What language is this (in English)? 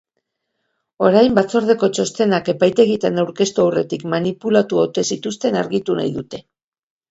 Basque